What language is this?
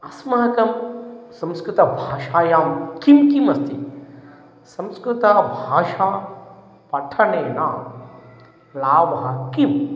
Sanskrit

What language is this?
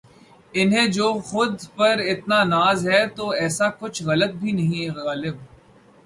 Urdu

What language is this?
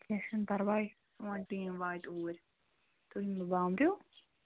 Kashmiri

